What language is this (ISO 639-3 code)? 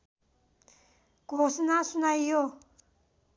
nep